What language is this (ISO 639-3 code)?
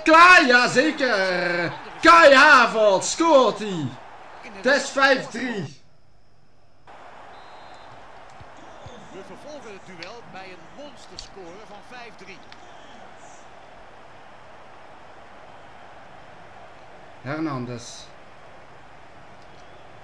nld